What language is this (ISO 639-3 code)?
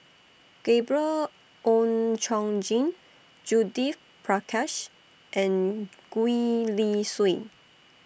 eng